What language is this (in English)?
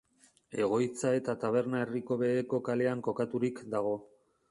Basque